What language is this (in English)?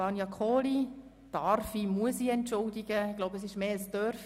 Swiss German